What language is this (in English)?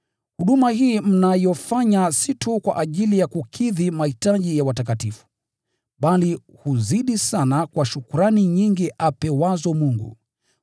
Swahili